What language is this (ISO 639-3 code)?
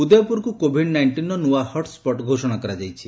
ori